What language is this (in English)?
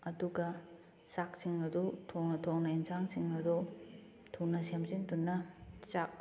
Manipuri